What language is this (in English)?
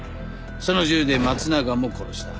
Japanese